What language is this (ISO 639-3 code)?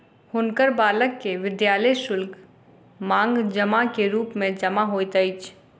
mai